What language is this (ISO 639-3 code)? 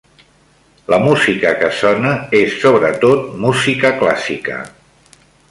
cat